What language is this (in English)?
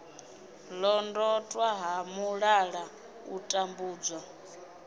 Venda